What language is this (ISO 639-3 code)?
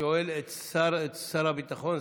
heb